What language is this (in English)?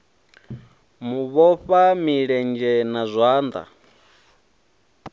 Venda